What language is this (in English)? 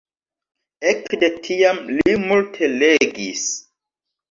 Esperanto